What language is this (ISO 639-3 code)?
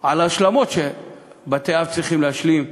heb